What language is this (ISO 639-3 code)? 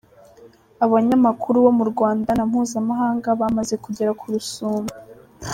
kin